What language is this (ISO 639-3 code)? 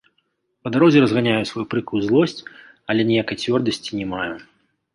bel